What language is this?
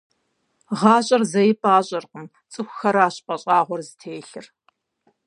Kabardian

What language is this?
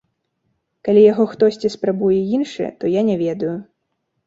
Belarusian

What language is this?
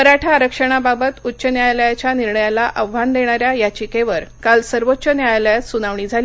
Marathi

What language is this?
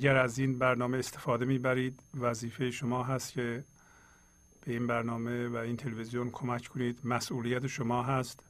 Persian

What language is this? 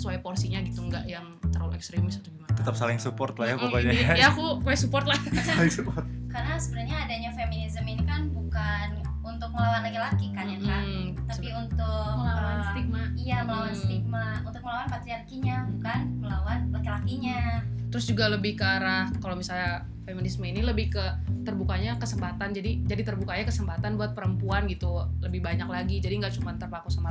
Indonesian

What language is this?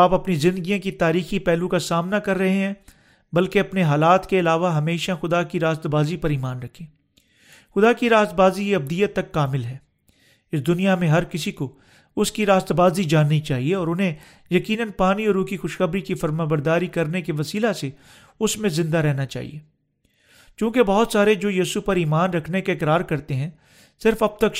Urdu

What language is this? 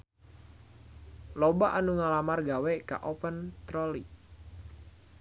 Sundanese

